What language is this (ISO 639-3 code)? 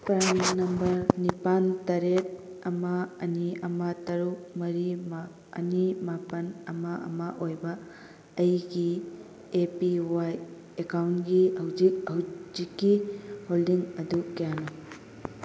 mni